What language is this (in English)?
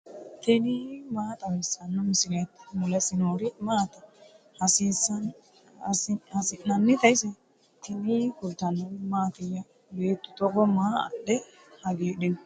Sidamo